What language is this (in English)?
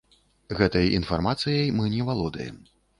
Belarusian